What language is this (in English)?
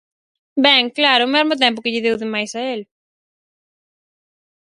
Galician